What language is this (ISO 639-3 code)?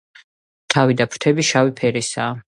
kat